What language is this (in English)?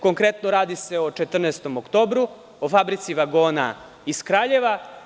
Serbian